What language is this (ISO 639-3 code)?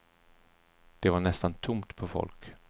swe